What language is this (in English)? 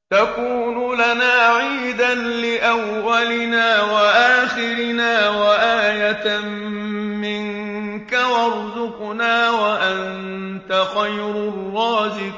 Arabic